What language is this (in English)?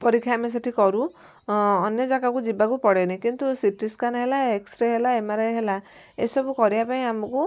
Odia